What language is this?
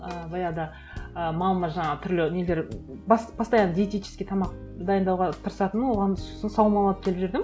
Kazakh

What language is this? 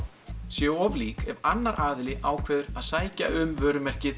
Icelandic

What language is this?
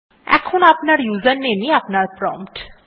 Bangla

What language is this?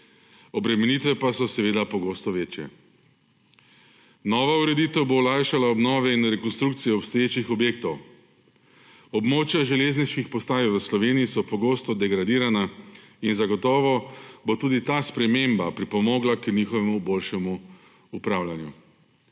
Slovenian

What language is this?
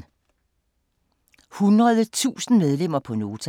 Danish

